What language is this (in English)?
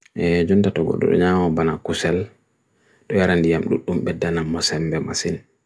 Bagirmi Fulfulde